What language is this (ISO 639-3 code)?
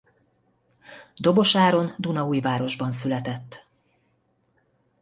hun